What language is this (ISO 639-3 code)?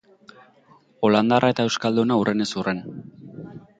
eus